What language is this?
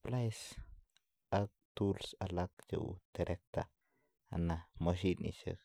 Kalenjin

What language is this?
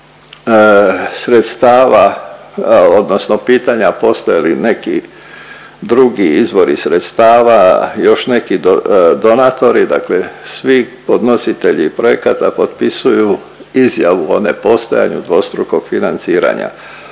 Croatian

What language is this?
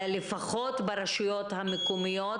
Hebrew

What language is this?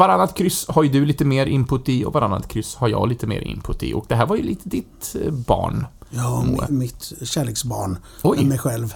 Swedish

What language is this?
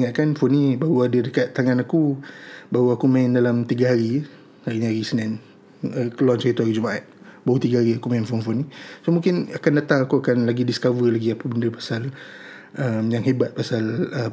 Malay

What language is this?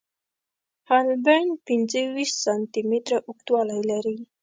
Pashto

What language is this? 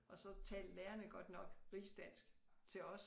Danish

